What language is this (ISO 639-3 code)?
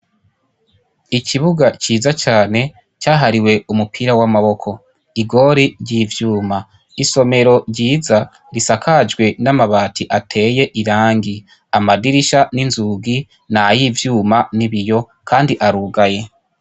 run